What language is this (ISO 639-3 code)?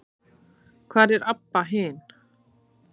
isl